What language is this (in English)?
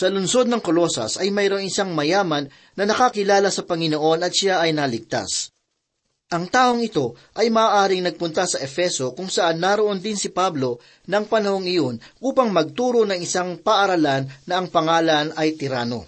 Filipino